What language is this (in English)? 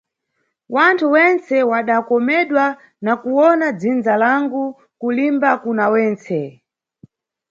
Nyungwe